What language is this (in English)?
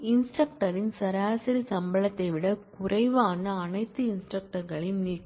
Tamil